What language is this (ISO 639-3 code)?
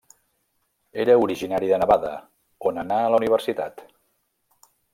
cat